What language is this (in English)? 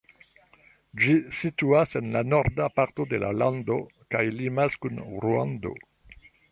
Esperanto